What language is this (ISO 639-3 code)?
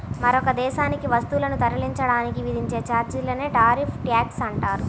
tel